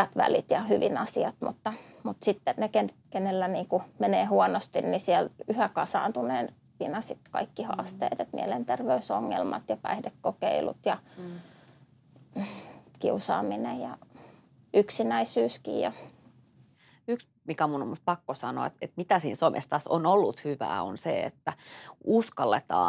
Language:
Finnish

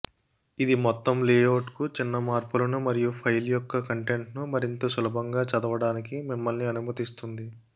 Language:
Telugu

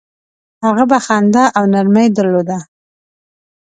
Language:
Pashto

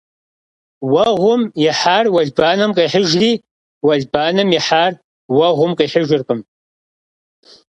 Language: Kabardian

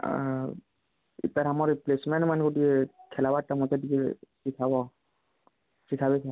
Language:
Odia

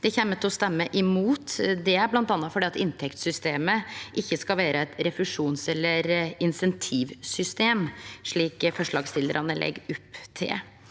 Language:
Norwegian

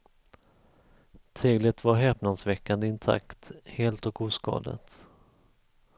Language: Swedish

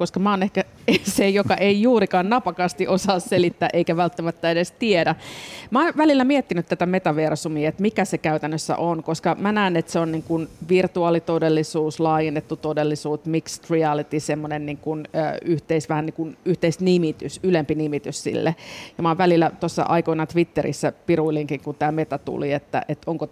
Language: Finnish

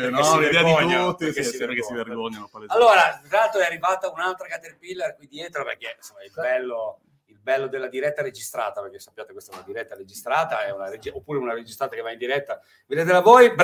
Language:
Italian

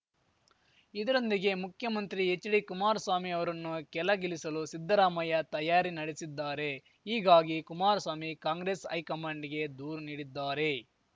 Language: Kannada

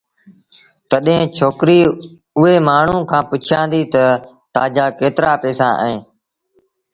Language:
Sindhi Bhil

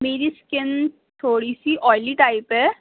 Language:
Urdu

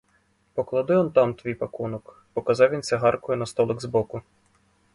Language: Ukrainian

